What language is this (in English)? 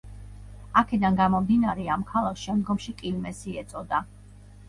Georgian